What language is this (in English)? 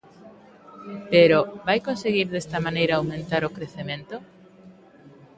Galician